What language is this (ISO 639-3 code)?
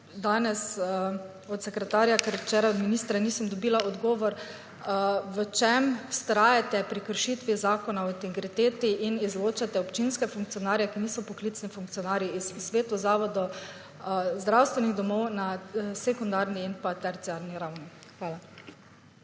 slv